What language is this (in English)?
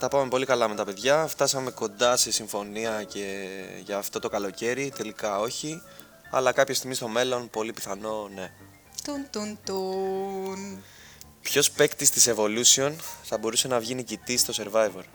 Greek